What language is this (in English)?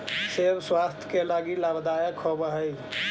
Magahi